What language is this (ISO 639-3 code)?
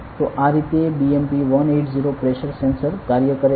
guj